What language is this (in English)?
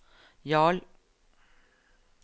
Norwegian